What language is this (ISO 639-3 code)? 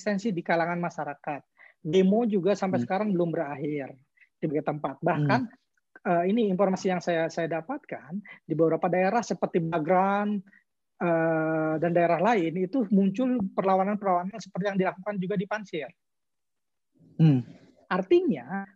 ind